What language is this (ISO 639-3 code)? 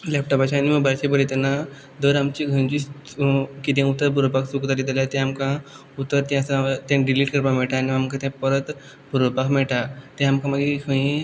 kok